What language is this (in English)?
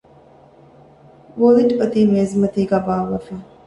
Divehi